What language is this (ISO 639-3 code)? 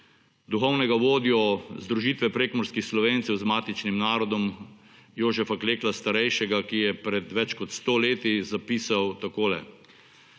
slv